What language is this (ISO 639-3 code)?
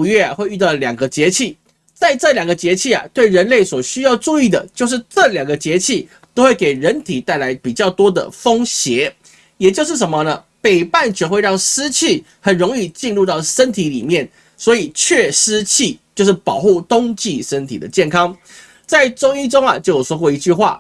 zho